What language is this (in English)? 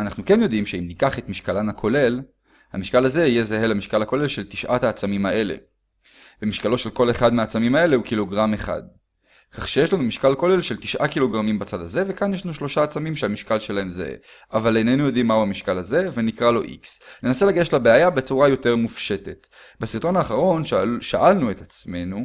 Hebrew